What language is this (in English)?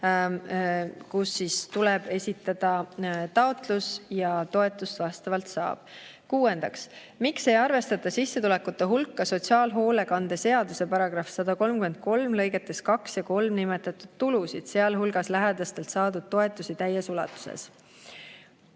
Estonian